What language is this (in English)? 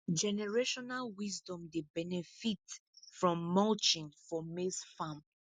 Nigerian Pidgin